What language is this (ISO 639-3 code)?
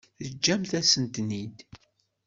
kab